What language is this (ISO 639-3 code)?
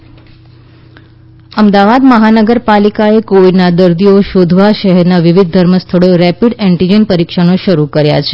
guj